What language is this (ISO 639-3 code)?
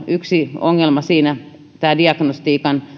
fin